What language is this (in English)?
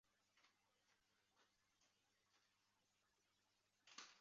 Chinese